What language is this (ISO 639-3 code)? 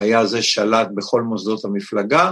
heb